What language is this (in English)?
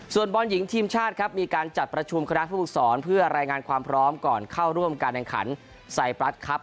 Thai